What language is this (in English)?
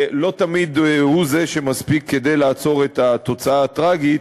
Hebrew